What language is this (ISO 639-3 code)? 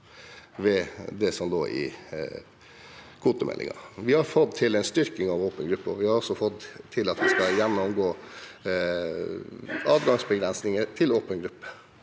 nor